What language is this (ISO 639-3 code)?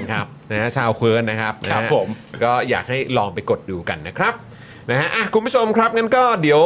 tha